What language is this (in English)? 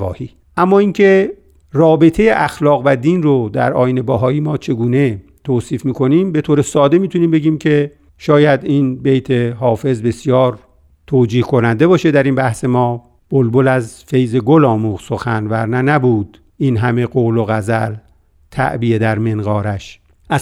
Persian